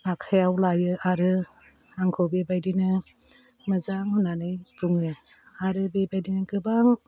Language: Bodo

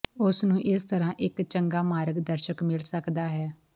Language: Punjabi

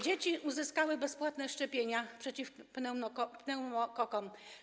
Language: Polish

